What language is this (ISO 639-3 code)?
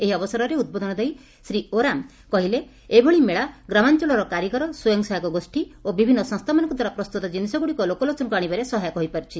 ori